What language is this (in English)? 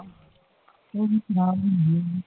Punjabi